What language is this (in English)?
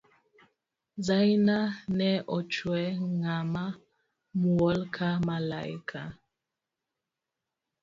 Luo (Kenya and Tanzania)